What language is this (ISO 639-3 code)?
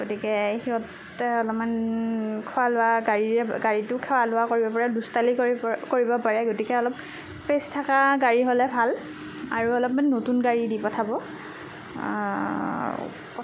asm